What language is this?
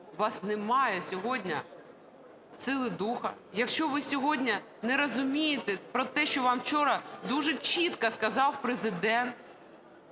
Ukrainian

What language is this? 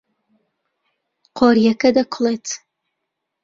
Central Kurdish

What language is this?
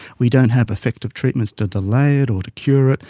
English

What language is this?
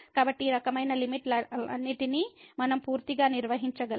Telugu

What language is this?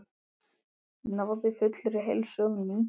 Icelandic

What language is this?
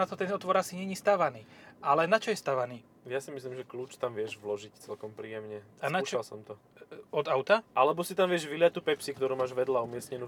Slovak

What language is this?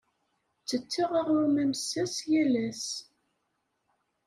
Kabyle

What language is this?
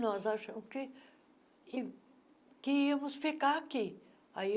Portuguese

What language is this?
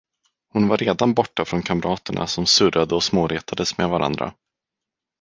Swedish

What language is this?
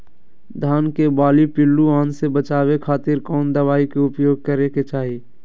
Magahi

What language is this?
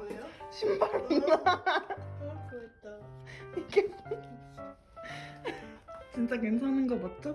Korean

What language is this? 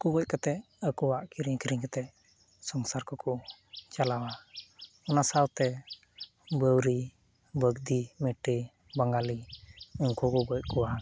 Santali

